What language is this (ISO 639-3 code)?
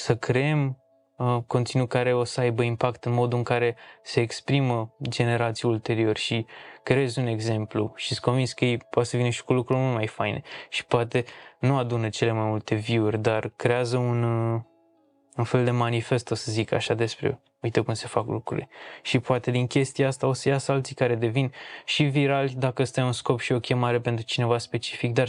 ron